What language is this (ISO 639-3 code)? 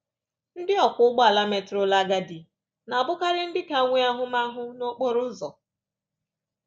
ibo